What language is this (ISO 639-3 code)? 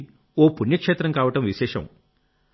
tel